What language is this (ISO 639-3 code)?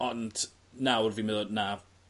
cym